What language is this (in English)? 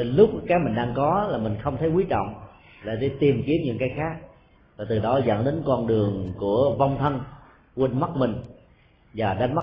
Vietnamese